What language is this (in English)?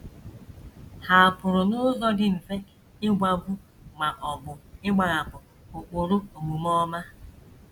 Igbo